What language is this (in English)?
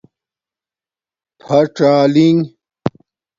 Domaaki